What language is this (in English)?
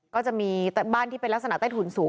Thai